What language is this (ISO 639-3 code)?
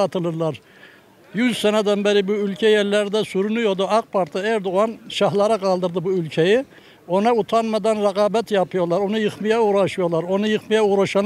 tur